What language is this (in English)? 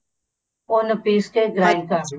Punjabi